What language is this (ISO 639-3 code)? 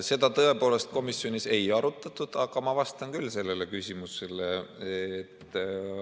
est